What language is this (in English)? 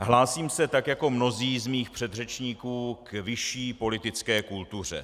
Czech